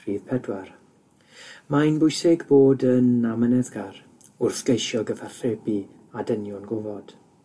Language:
Welsh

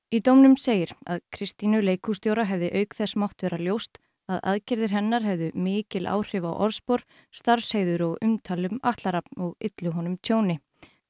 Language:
Icelandic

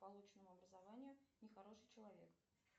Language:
Russian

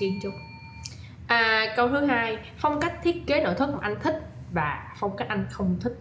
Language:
Vietnamese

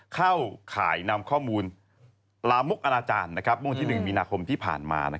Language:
Thai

